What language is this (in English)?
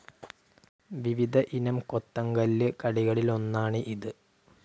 Malayalam